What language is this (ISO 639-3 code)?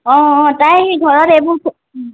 asm